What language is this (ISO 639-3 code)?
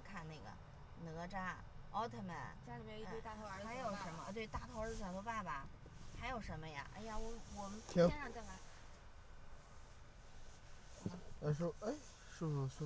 zho